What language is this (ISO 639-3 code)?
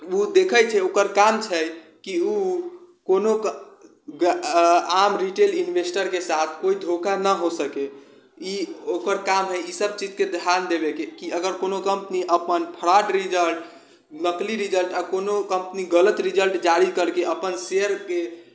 mai